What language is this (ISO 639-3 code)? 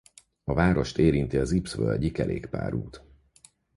hun